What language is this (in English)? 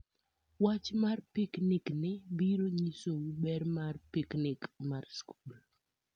Luo (Kenya and Tanzania)